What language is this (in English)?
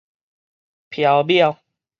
Min Nan Chinese